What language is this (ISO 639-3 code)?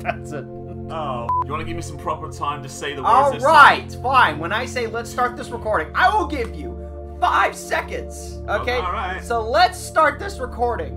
eng